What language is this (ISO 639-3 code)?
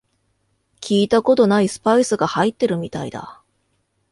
jpn